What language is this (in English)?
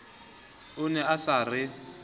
Southern Sotho